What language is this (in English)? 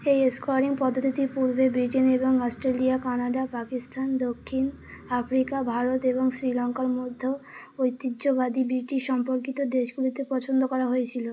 Bangla